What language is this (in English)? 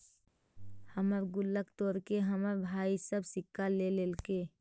Magahi